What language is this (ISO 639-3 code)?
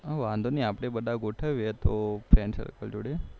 guj